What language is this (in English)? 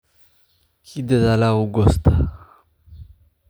Somali